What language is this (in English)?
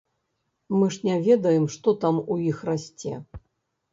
Belarusian